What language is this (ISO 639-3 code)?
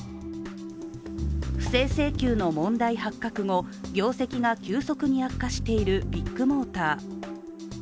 jpn